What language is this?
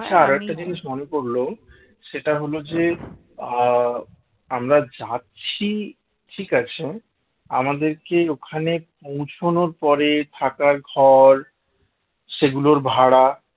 Bangla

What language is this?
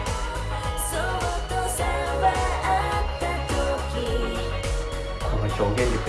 Japanese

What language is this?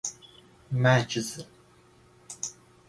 Persian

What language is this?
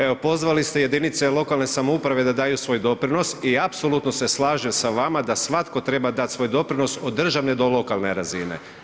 Croatian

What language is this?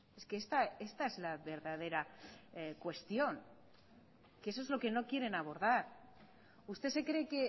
Spanish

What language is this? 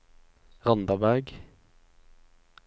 Norwegian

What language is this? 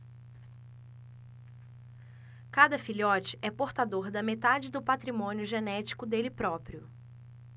Portuguese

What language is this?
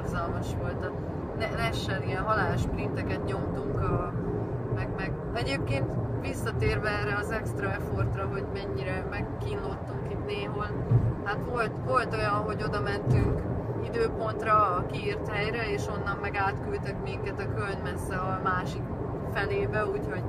Hungarian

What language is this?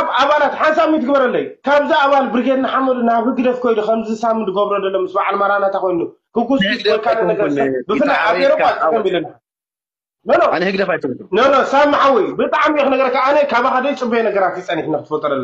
Arabic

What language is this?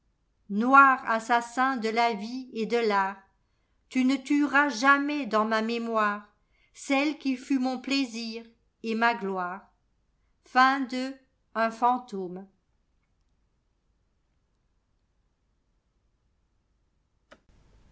French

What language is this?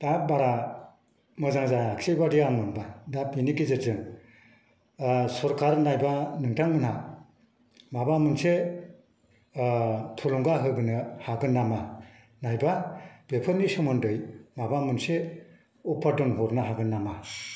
Bodo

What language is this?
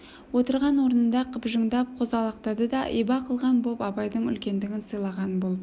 Kazakh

